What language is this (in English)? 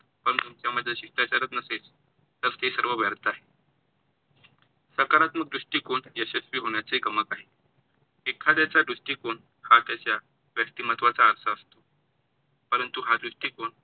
Marathi